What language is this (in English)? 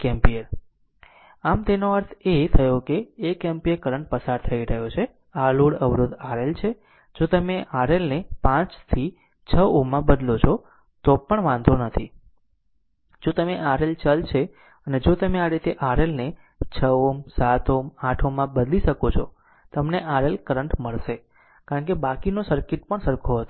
Gujarati